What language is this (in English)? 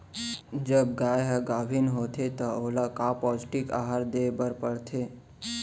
Chhattisgarhi